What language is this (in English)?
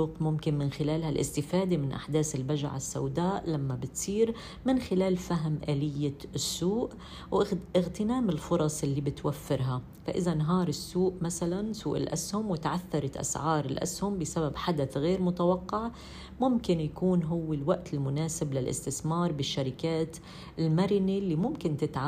Arabic